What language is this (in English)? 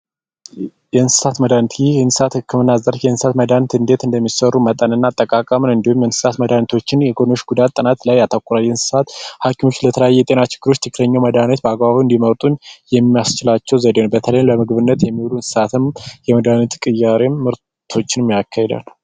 Amharic